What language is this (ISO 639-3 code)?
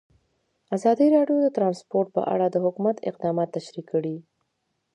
pus